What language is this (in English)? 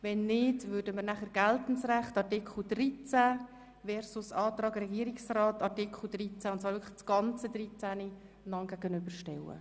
Swiss German